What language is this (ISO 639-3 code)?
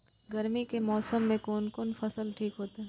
mai